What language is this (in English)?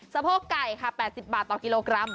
Thai